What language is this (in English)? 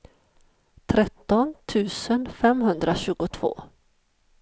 Swedish